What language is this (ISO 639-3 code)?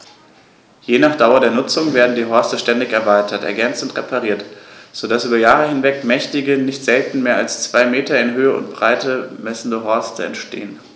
deu